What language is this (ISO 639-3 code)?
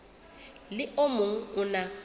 sot